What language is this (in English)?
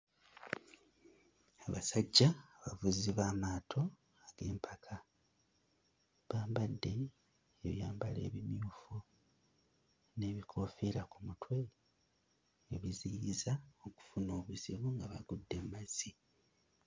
Ganda